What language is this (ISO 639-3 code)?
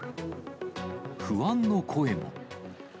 jpn